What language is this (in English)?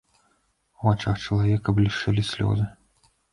Belarusian